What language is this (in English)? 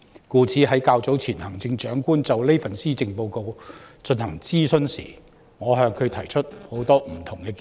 Cantonese